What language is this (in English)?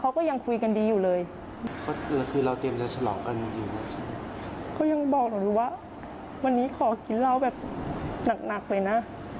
Thai